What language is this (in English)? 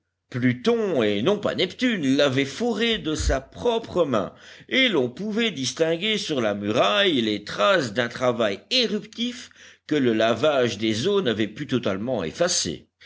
French